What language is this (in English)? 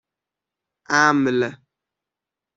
Persian